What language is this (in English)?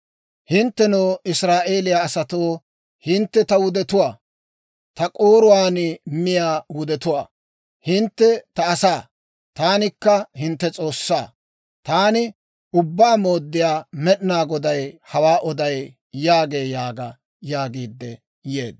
Dawro